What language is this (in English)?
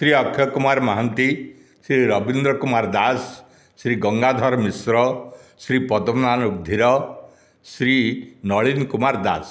Odia